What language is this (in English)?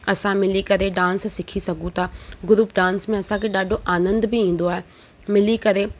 Sindhi